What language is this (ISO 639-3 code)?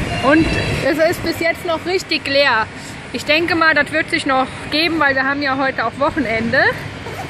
deu